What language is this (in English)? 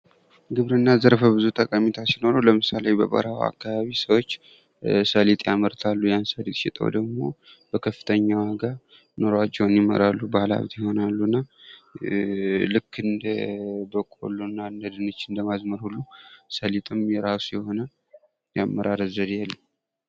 Amharic